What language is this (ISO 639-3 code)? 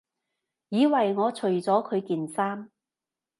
yue